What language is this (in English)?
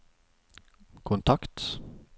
Norwegian